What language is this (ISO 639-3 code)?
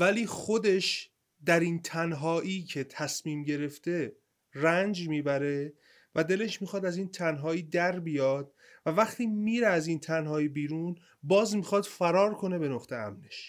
fas